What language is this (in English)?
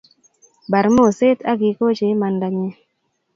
Kalenjin